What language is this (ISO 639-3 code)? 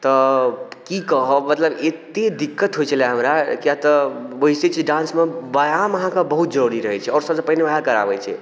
mai